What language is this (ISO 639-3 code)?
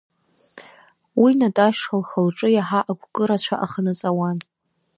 abk